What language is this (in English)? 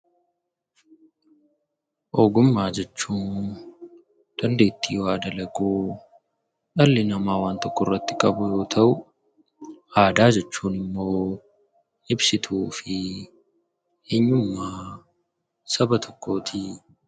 Oromo